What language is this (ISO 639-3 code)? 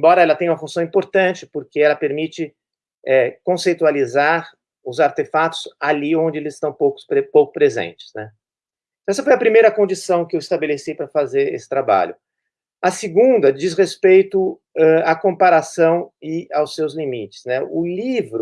por